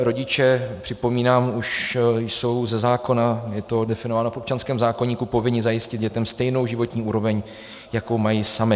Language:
Czech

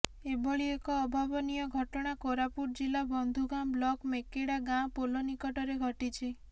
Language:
Odia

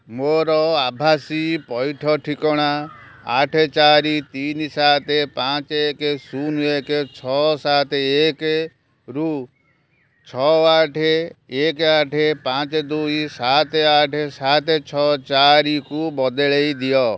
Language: Odia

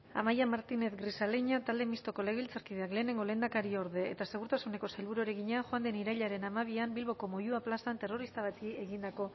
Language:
Basque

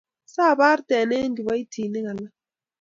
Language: Kalenjin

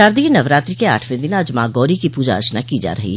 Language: Hindi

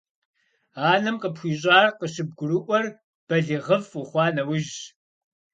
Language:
Kabardian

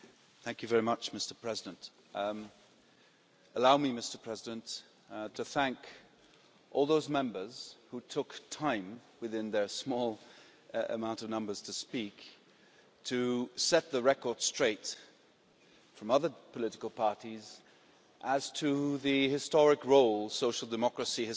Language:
English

